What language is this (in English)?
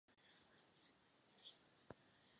Czech